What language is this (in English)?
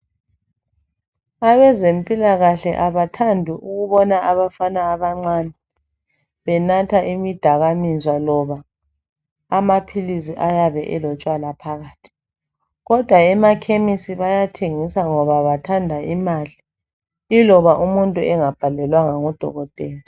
North Ndebele